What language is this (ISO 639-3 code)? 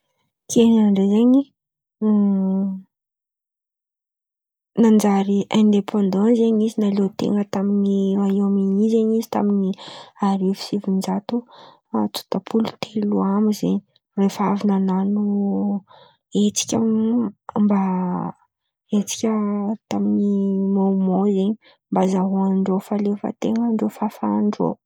xmv